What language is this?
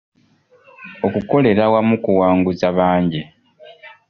Ganda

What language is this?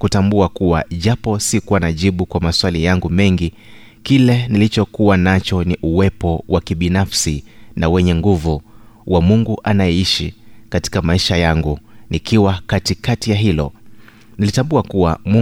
Swahili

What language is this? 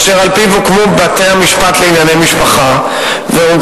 Hebrew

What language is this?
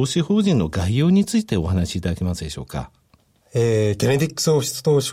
Japanese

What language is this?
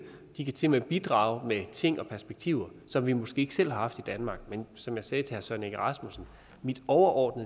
Danish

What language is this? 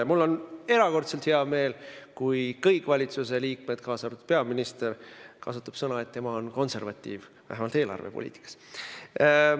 Estonian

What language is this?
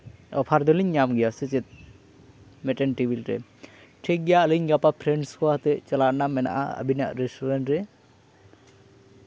Santali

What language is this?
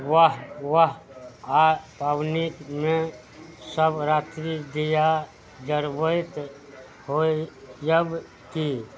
Maithili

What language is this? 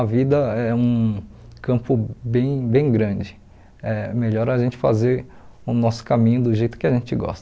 Portuguese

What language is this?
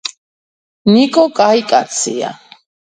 Georgian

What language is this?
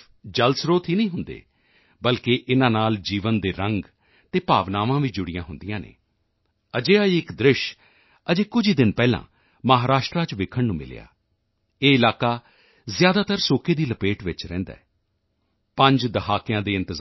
Punjabi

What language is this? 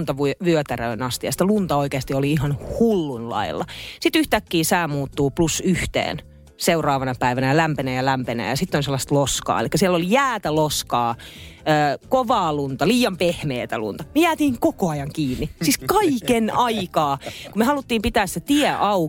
Finnish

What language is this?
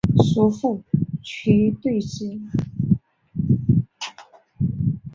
Chinese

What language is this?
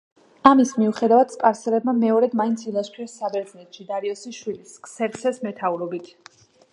Georgian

